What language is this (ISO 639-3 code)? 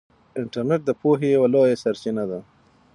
pus